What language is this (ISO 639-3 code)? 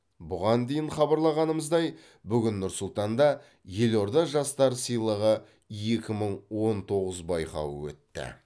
kaz